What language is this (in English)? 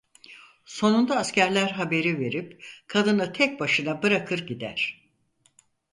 Turkish